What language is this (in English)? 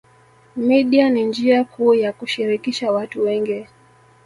Swahili